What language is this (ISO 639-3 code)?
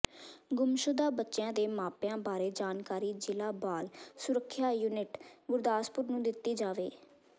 pan